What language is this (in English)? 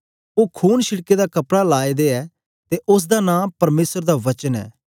Dogri